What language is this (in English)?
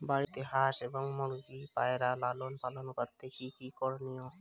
Bangla